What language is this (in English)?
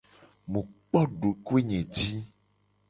Gen